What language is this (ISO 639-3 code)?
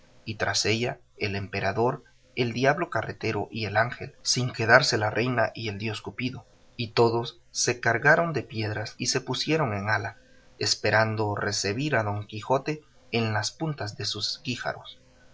spa